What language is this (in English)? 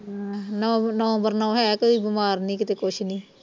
Punjabi